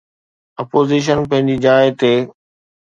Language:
Sindhi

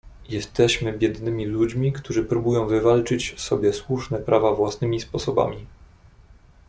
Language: Polish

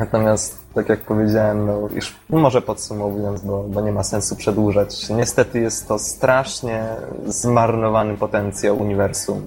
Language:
Polish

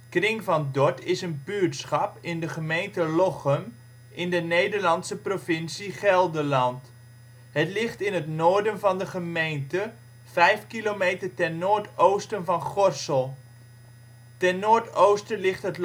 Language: Dutch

